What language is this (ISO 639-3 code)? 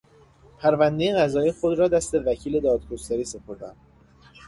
fas